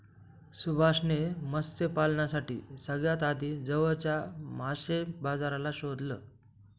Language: Marathi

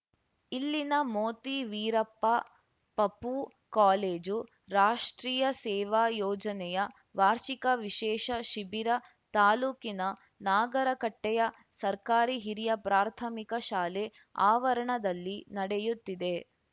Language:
Kannada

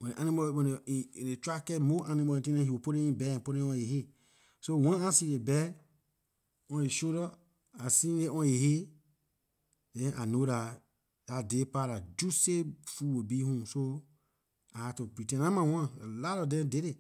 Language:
Liberian English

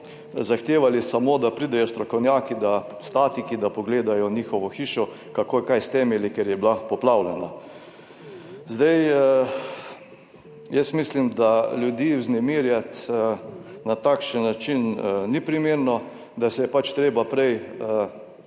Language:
Slovenian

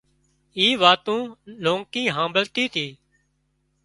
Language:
Wadiyara Koli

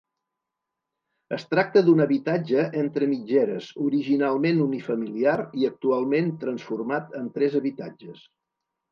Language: Catalan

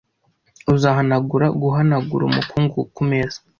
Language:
Kinyarwanda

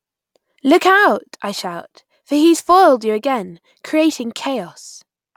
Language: English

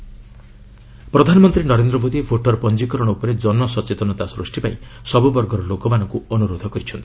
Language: Odia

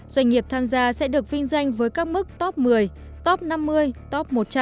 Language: Vietnamese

